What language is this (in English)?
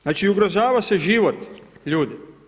Croatian